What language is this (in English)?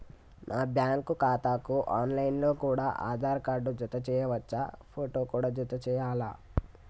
Telugu